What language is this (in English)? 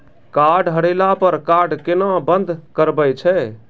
Maithili